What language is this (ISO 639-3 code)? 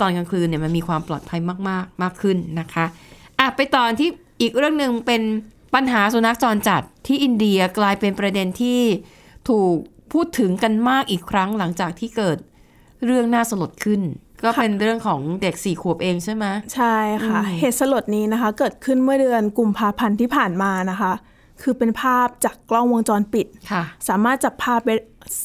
tha